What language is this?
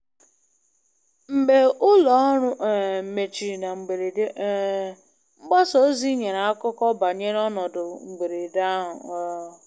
Igbo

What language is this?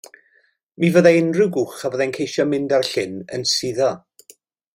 Welsh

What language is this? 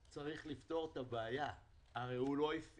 Hebrew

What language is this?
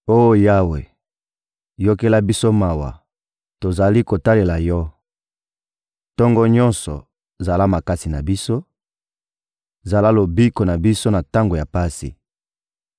Lingala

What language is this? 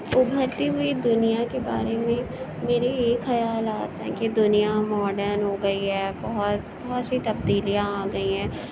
Urdu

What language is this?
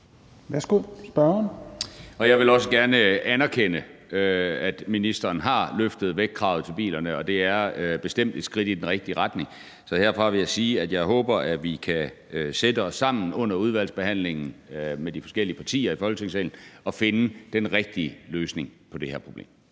Danish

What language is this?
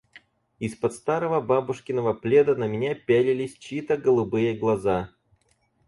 Russian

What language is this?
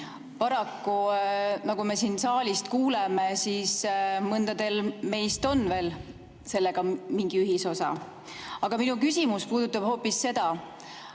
Estonian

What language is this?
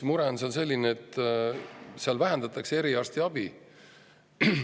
Estonian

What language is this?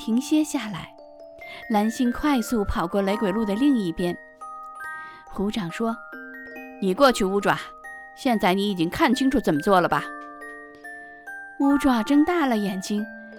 Chinese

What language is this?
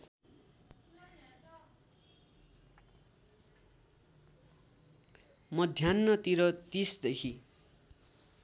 Nepali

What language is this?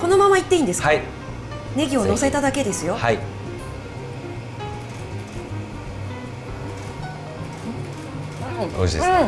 Japanese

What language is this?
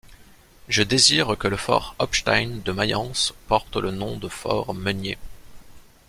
French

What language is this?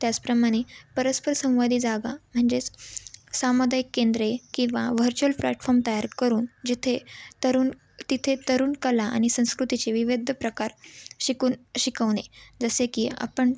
Marathi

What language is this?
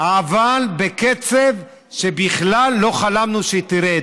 Hebrew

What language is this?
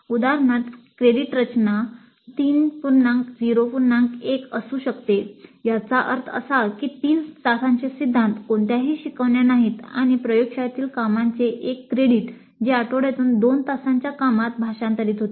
Marathi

